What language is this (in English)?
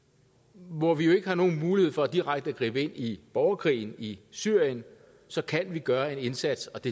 Danish